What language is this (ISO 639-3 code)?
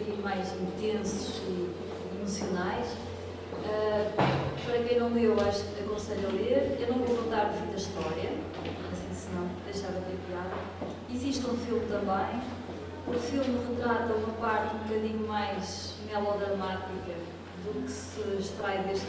por